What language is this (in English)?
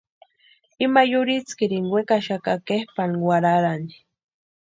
Western Highland Purepecha